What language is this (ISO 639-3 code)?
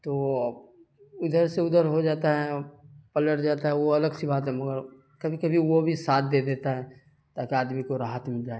urd